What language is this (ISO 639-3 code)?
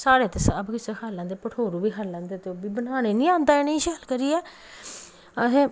doi